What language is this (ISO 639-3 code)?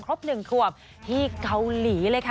tha